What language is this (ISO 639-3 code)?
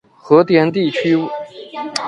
zho